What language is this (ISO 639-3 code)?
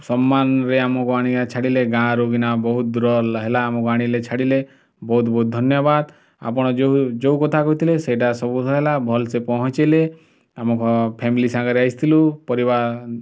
ori